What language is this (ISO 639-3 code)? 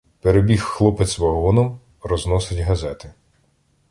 ukr